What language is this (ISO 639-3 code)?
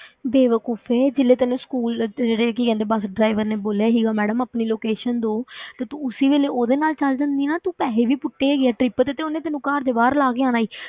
pan